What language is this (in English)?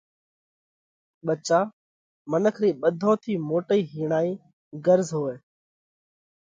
Parkari Koli